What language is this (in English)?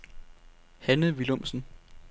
Danish